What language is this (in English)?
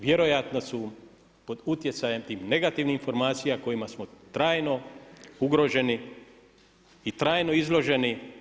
Croatian